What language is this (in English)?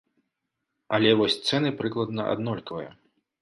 Belarusian